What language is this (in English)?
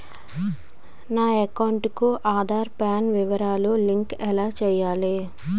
Telugu